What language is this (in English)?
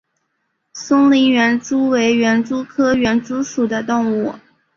Chinese